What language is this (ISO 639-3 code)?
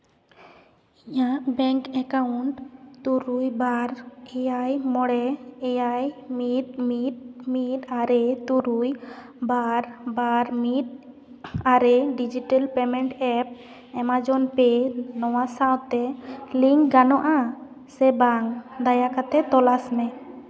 sat